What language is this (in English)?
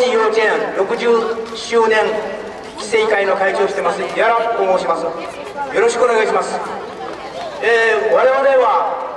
Japanese